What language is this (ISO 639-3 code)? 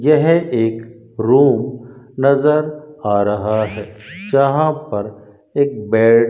hin